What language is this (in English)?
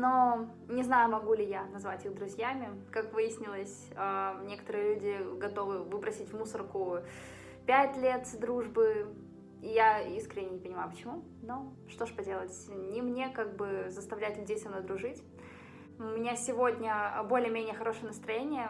Russian